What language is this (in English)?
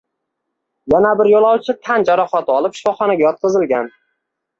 Uzbek